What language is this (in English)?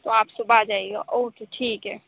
Urdu